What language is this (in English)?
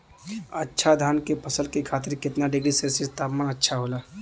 Bhojpuri